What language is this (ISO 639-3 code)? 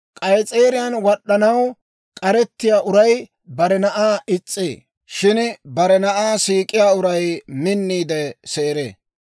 dwr